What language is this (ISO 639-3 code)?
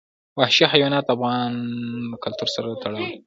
pus